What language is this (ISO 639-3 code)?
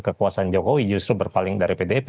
ind